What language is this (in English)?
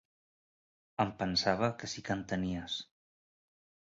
Catalan